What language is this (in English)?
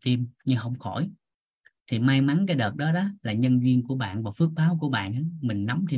Vietnamese